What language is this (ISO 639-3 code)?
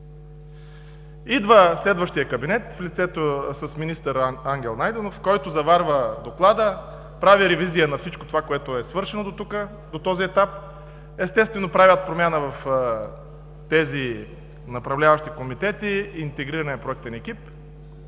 bul